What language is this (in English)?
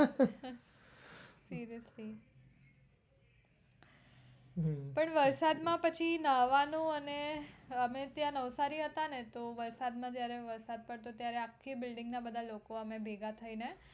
Gujarati